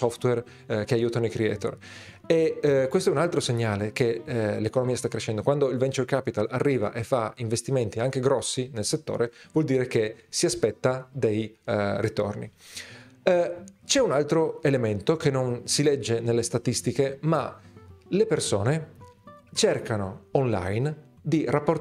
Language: Italian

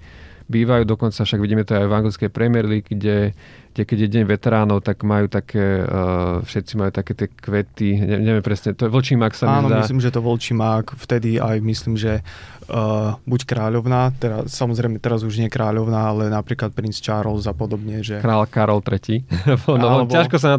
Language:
Slovak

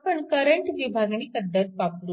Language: Marathi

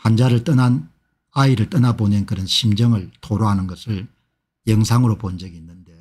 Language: Korean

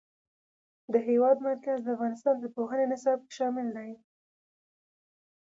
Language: Pashto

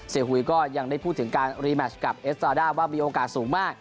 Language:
Thai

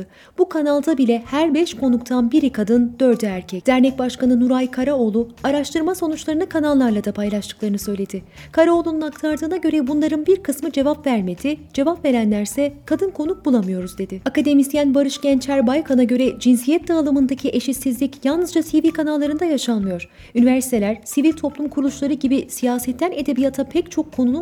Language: Turkish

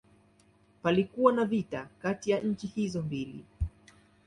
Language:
Swahili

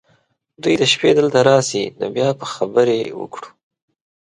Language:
Pashto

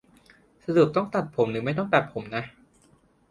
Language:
Thai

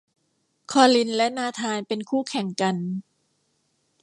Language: Thai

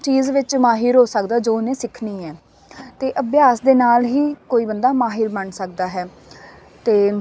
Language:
Punjabi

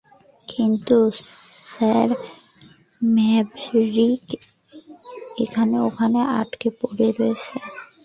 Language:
Bangla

